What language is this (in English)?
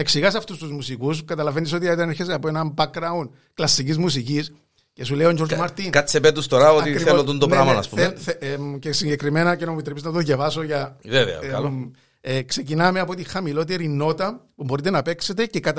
Greek